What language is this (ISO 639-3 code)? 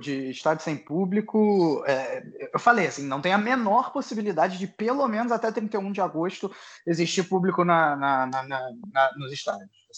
por